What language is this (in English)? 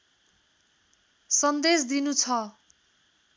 Nepali